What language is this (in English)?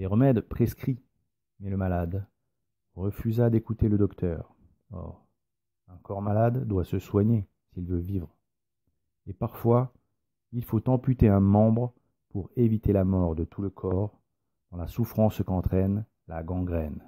French